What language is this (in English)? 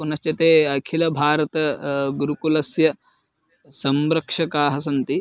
Sanskrit